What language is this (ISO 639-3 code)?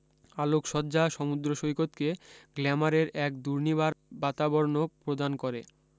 ben